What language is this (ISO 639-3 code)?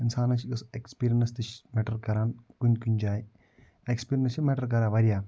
kas